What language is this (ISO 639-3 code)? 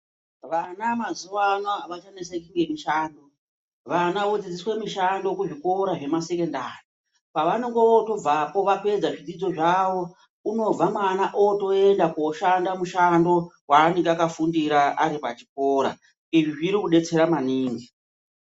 ndc